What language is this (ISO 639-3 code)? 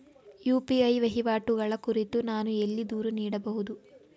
kan